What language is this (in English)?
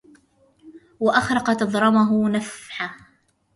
Arabic